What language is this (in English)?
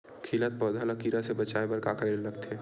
Chhattisgarhi